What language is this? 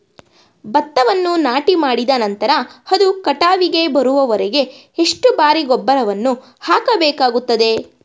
Kannada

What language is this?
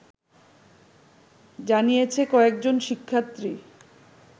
Bangla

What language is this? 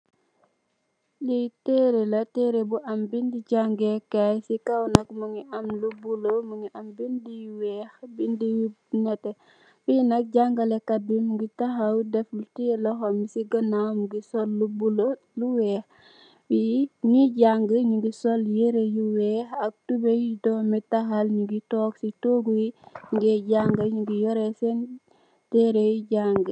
Wolof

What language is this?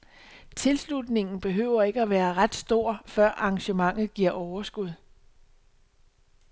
Danish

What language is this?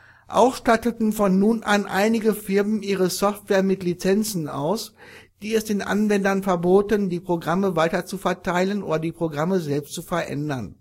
German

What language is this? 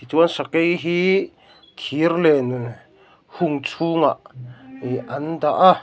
Mizo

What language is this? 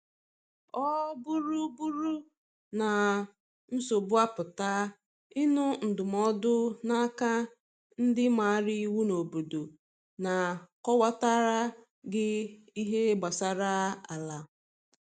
Igbo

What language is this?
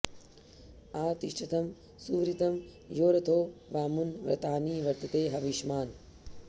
Sanskrit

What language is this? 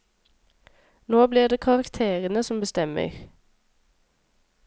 Norwegian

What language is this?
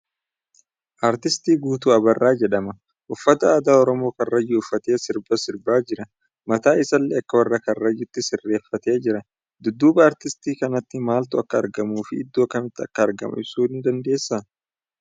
Oromo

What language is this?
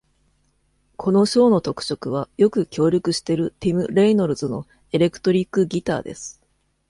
Japanese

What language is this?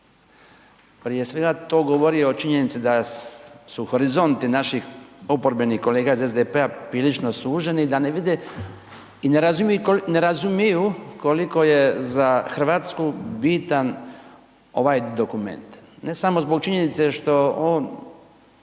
Croatian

